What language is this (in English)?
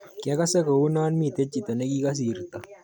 Kalenjin